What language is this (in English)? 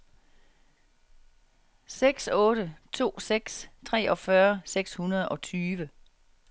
Danish